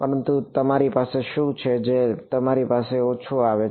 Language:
Gujarati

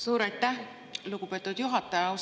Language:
Estonian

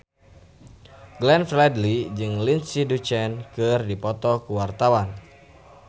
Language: Sundanese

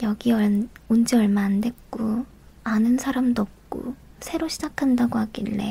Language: Korean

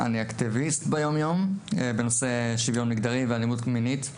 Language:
Hebrew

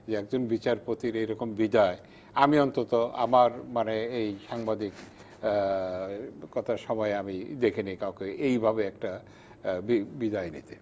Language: Bangla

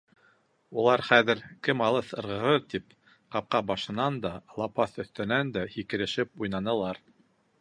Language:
Bashkir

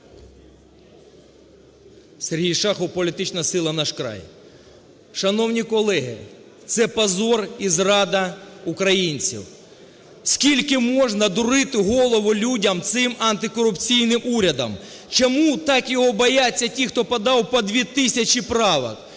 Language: Ukrainian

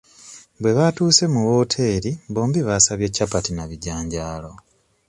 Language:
Ganda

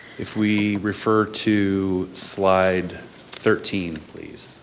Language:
English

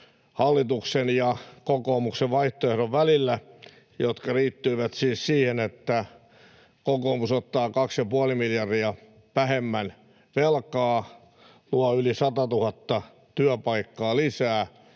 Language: Finnish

